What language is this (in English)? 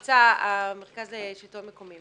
Hebrew